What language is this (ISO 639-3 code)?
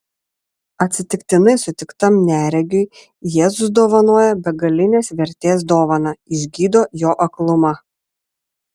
lit